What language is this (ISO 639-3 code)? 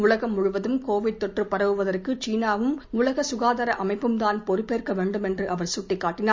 tam